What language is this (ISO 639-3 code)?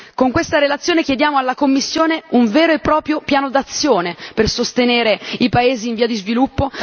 ita